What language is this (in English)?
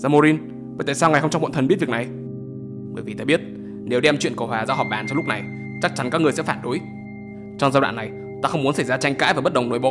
Vietnamese